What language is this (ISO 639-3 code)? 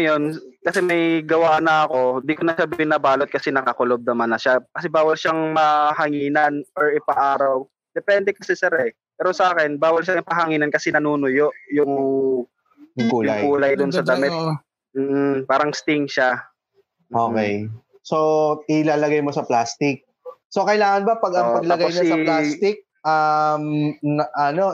fil